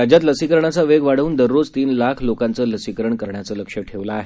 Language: Marathi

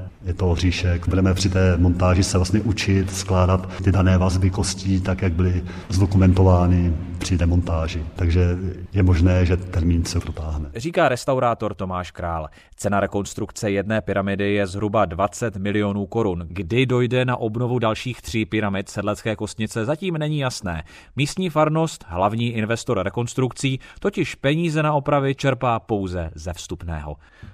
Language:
Czech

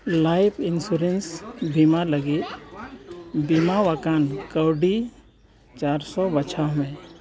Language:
Santali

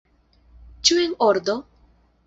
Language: Esperanto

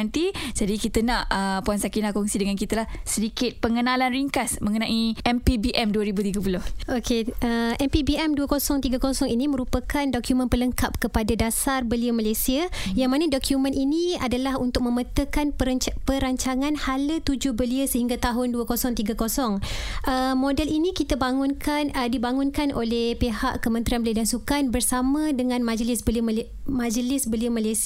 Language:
Malay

